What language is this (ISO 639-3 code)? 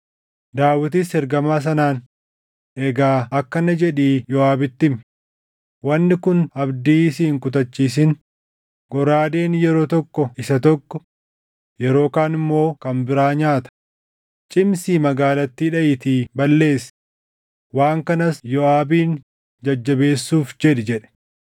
orm